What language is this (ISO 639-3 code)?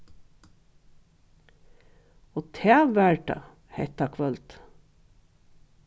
fao